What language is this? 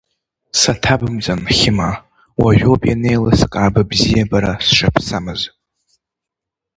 Abkhazian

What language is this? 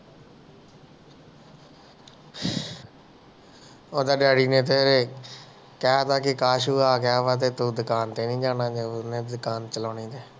Punjabi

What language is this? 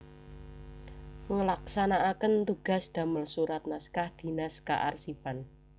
Javanese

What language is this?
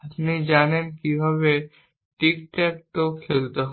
Bangla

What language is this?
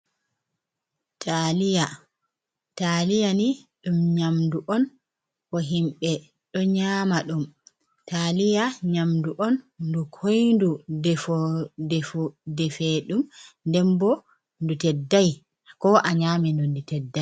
Fula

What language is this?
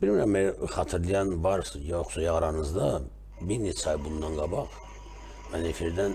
Turkish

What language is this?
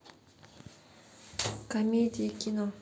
Russian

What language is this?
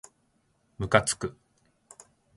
Japanese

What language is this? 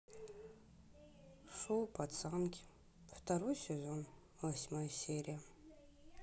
Russian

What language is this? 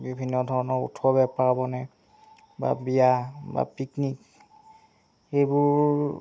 Assamese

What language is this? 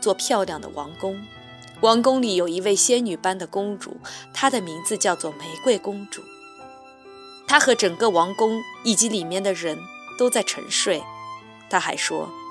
Chinese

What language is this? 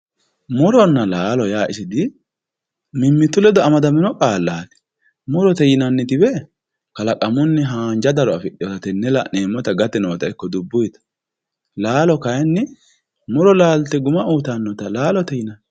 Sidamo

